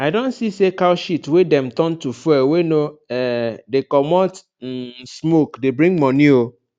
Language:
Nigerian Pidgin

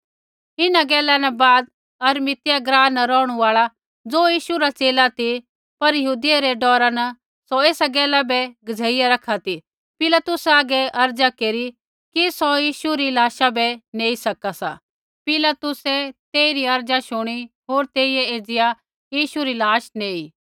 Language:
Kullu Pahari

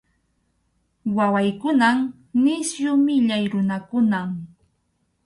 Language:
Arequipa-La Unión Quechua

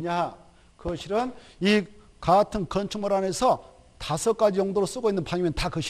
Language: Korean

